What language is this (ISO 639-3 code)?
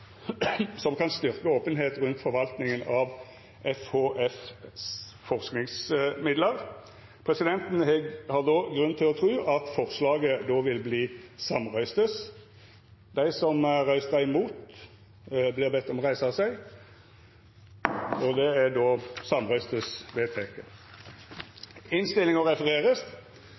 nno